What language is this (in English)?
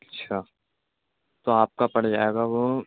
Urdu